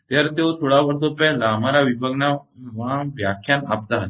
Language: Gujarati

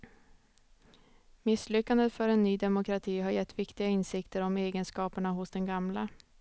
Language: Swedish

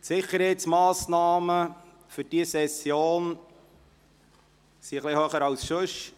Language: Swiss German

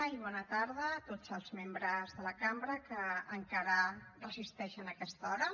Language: Catalan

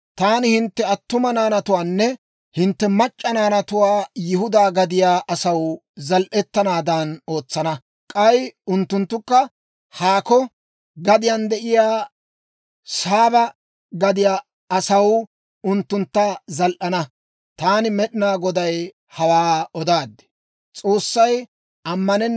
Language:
Dawro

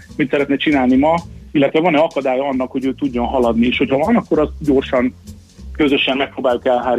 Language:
Hungarian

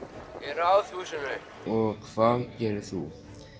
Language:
Icelandic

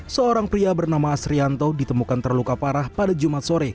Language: Indonesian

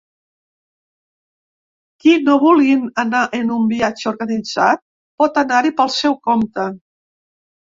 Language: Catalan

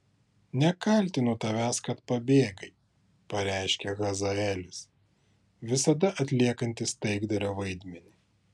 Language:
Lithuanian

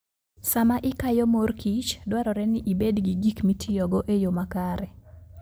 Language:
Luo (Kenya and Tanzania)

